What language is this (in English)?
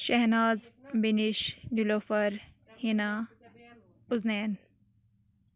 Kashmiri